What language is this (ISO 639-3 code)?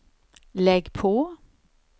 swe